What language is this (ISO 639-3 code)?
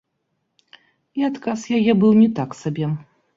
bel